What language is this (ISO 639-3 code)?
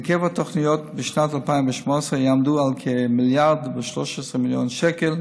heb